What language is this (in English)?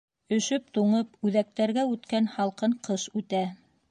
Bashkir